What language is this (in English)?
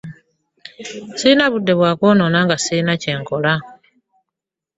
Ganda